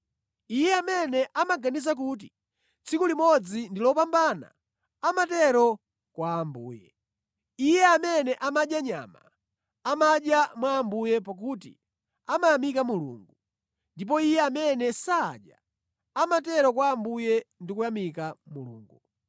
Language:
Nyanja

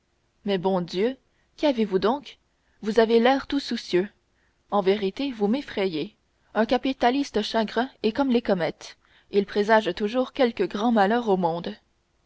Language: French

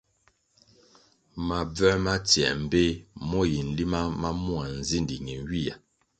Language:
Kwasio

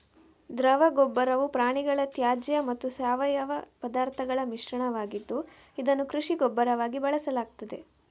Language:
Kannada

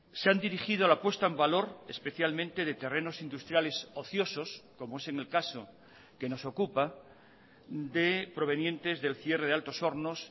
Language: Spanish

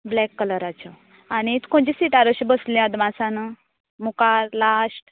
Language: Konkani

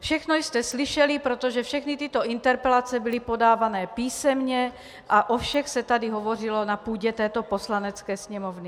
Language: Czech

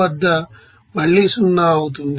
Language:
Telugu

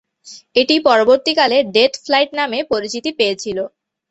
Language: Bangla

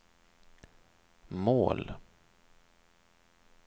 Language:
Swedish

